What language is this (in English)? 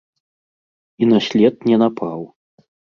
Belarusian